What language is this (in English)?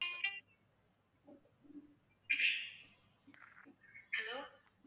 Tamil